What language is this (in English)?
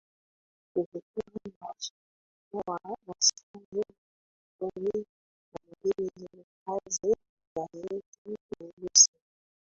Swahili